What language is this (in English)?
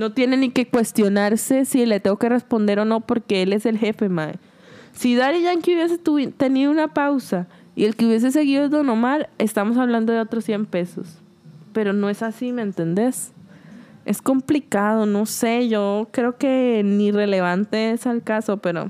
Spanish